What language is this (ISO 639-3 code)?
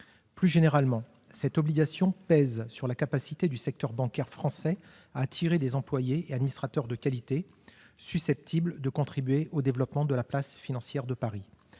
fra